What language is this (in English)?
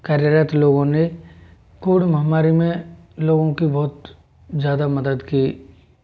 Hindi